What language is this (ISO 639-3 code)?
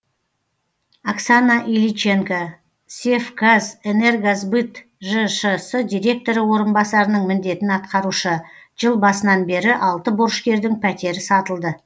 kaz